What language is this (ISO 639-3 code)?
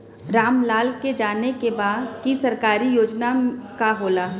bho